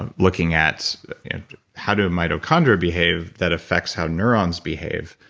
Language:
English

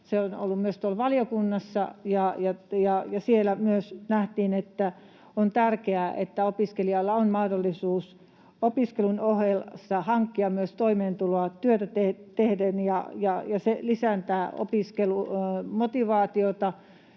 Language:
Finnish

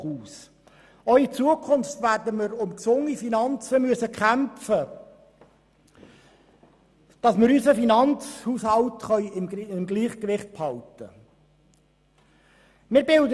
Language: Swiss German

